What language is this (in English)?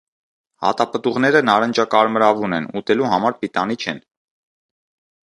Armenian